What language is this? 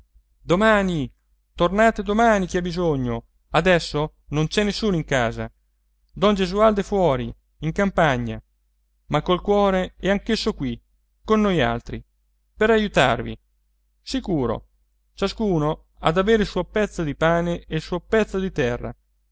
Italian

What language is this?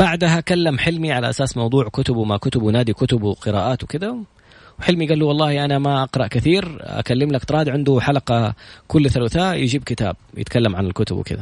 Arabic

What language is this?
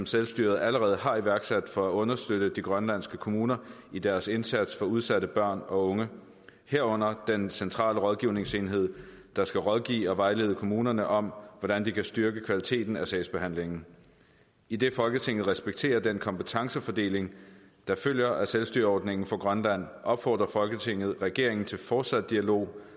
Danish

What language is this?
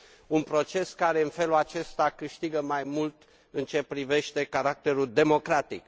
Romanian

